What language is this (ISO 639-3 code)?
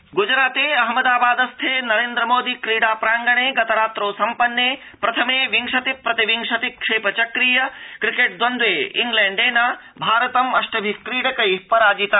san